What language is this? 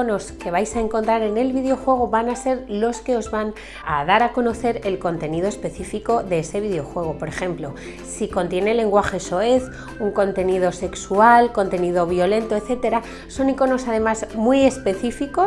Spanish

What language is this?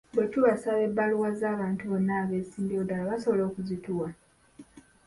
Ganda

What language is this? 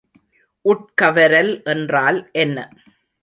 Tamil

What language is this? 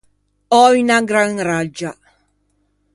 Ligurian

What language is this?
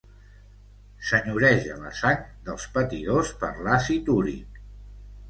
Catalan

